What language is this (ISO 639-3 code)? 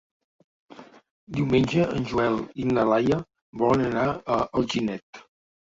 cat